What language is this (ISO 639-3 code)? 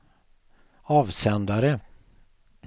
swe